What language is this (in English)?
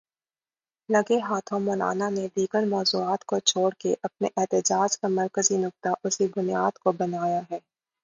Urdu